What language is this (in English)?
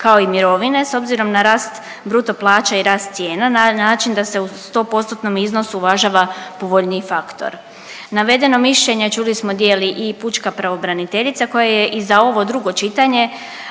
Croatian